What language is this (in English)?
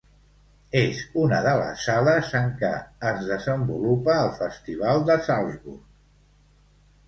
Catalan